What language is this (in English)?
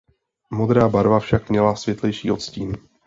Czech